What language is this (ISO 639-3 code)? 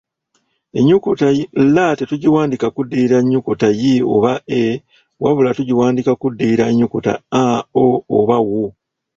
lug